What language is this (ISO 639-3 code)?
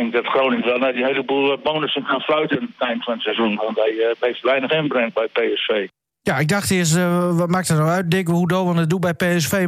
nld